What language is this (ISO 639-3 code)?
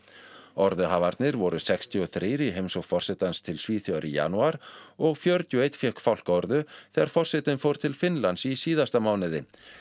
isl